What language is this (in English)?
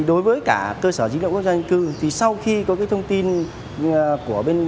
Vietnamese